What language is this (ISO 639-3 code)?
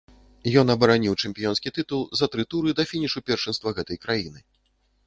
bel